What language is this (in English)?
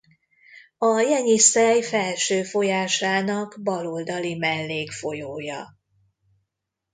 Hungarian